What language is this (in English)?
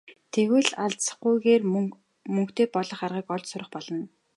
Mongolian